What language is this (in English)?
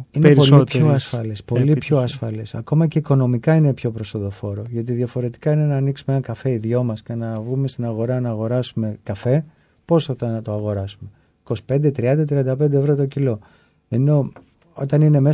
Greek